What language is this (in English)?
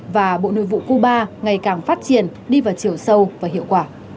Vietnamese